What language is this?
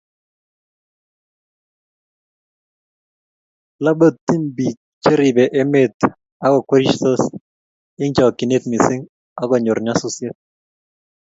Kalenjin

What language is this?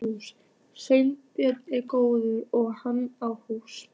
Icelandic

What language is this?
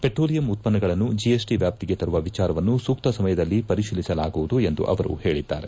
Kannada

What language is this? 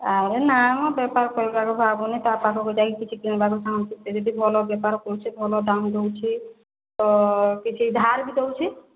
Odia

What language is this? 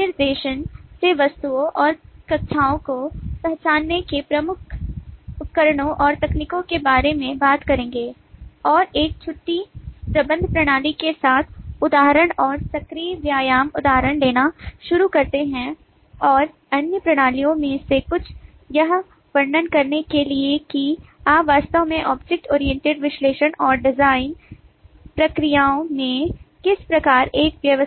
Hindi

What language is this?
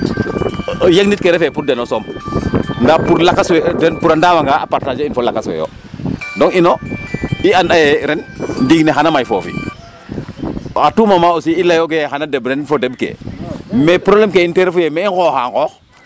Serer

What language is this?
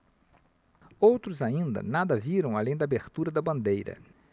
Portuguese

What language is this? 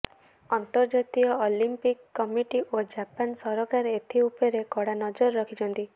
Odia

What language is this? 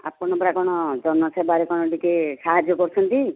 Odia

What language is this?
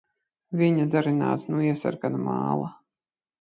Latvian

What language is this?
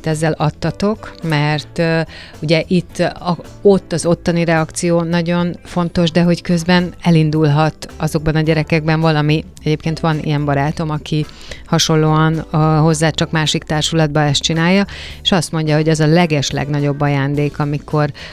Hungarian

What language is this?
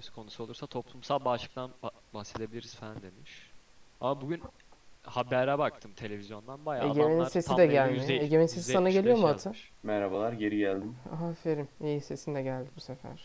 Turkish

